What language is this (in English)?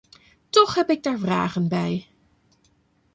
Dutch